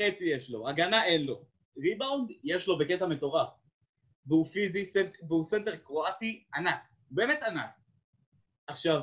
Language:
Hebrew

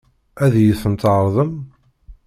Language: Kabyle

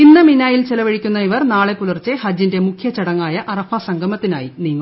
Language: Malayalam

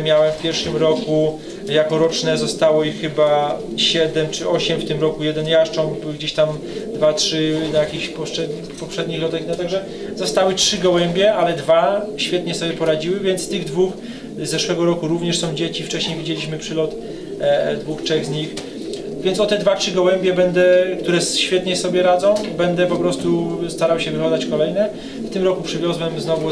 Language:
Polish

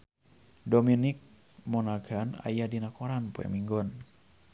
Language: Sundanese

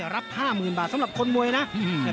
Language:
Thai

